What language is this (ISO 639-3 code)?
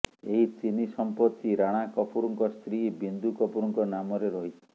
ori